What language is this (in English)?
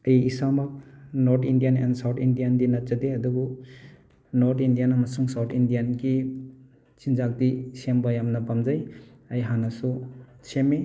Manipuri